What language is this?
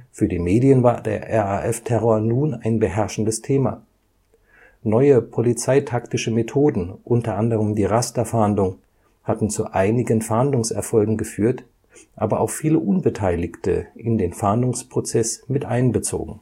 German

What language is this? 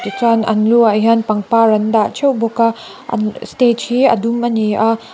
Mizo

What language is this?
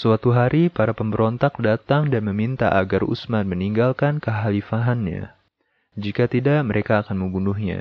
Indonesian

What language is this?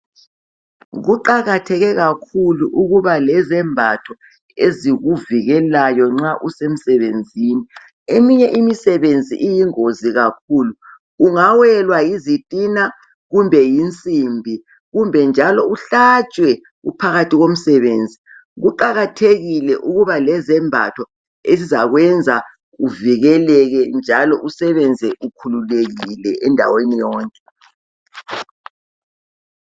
North Ndebele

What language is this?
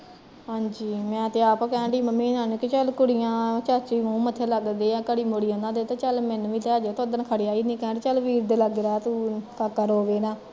Punjabi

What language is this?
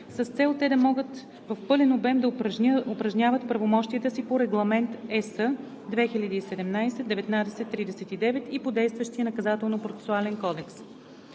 Bulgarian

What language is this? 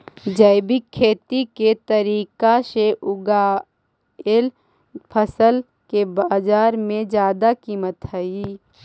Magahi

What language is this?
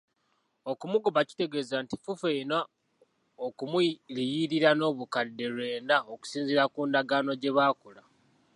Ganda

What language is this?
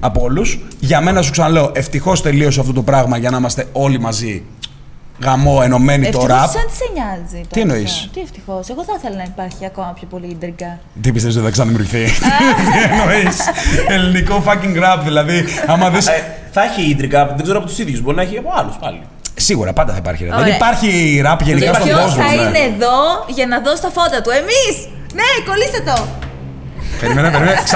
Greek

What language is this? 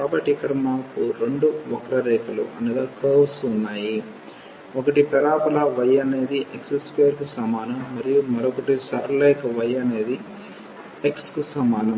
Telugu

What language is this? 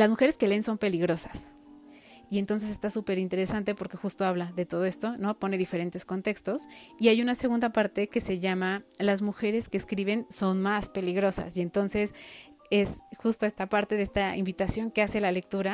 Spanish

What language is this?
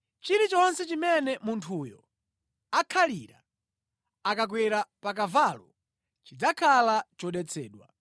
Nyanja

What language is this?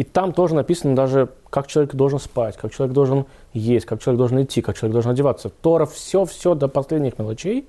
Russian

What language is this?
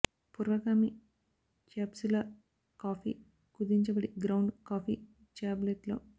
Telugu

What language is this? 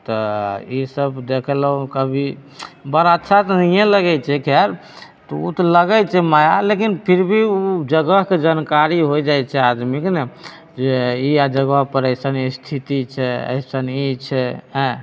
Maithili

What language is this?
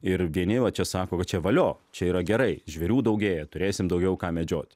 Lithuanian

